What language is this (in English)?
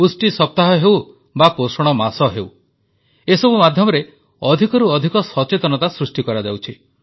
Odia